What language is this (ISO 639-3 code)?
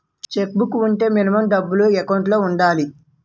tel